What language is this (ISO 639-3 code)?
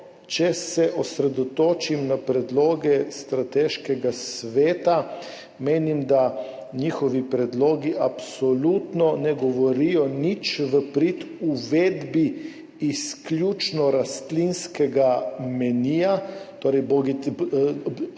slv